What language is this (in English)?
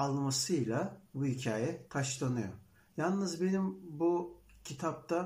Turkish